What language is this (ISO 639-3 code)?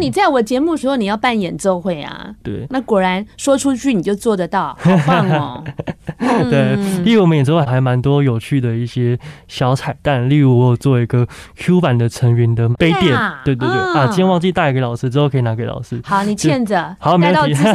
zho